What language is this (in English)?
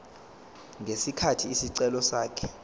Zulu